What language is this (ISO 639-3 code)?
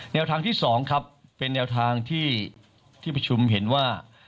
tha